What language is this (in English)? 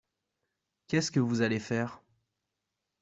French